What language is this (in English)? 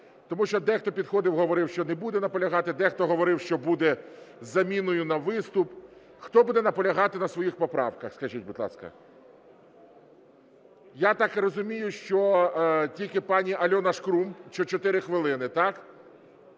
Ukrainian